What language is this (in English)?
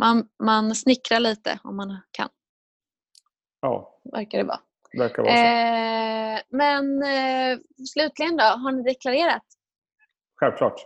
Swedish